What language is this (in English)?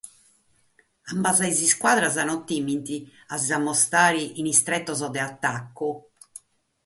Sardinian